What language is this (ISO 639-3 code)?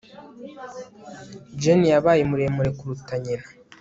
kin